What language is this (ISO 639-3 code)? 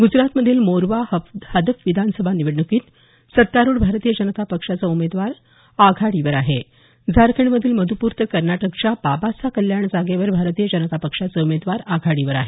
mar